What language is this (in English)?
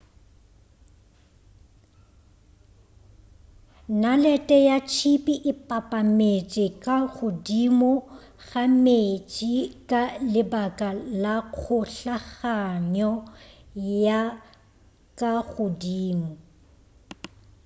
Northern Sotho